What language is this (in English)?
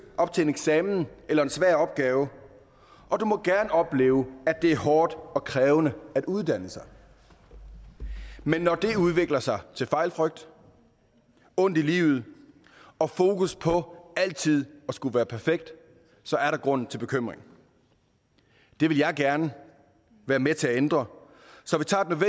Danish